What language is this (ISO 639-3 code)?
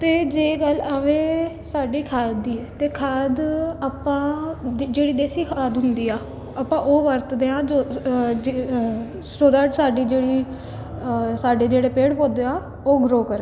pan